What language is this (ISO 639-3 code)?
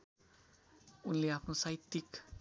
nep